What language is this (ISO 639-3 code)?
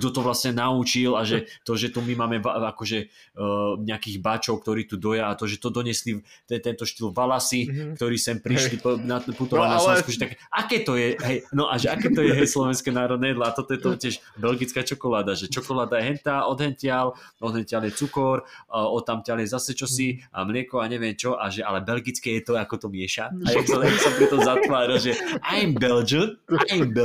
slk